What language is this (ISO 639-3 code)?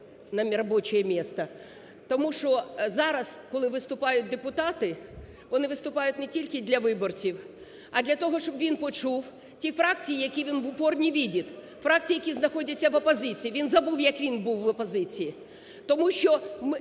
ukr